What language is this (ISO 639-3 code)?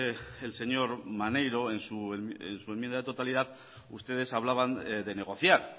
spa